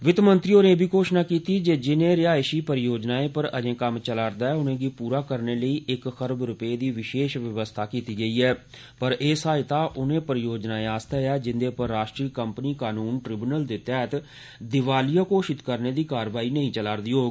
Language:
Dogri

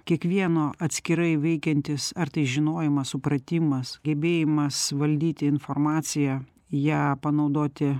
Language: Lithuanian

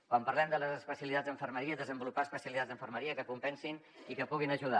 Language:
Catalan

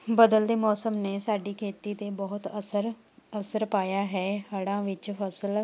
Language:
Punjabi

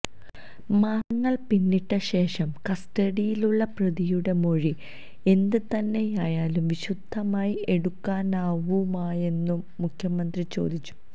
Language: Malayalam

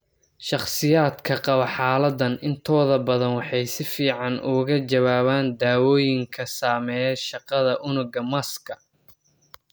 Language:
Somali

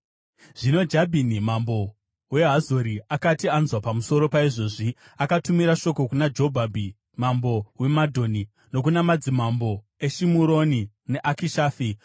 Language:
Shona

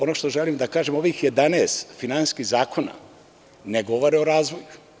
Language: Serbian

